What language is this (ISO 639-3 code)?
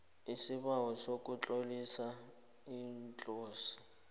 nbl